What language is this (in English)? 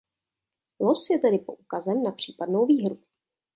Czech